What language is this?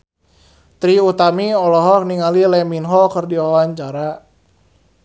Sundanese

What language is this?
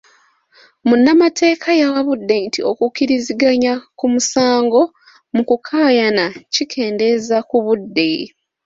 Ganda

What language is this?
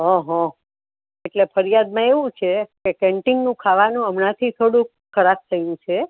Gujarati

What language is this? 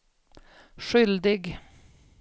Swedish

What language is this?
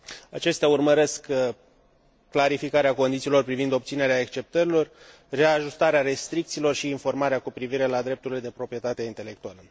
Romanian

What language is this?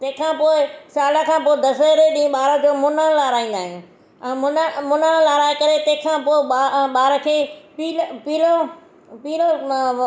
Sindhi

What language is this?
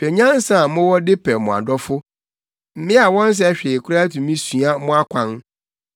Akan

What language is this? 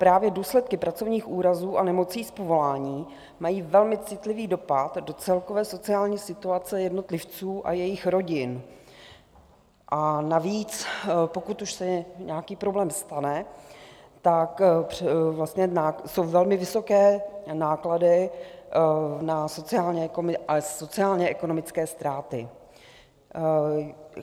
Czech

